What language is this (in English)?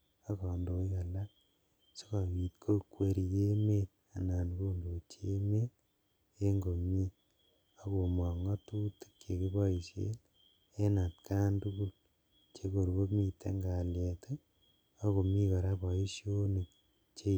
Kalenjin